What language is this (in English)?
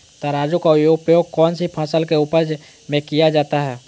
Magahi